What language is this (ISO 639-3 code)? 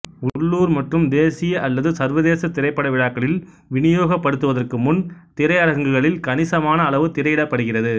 tam